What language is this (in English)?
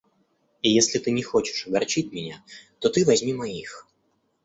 Russian